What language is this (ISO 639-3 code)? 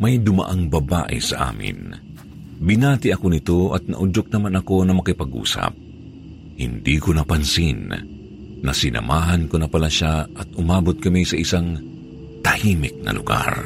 fil